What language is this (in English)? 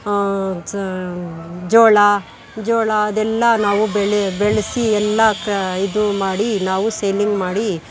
Kannada